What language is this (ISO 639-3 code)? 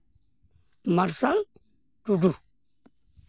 sat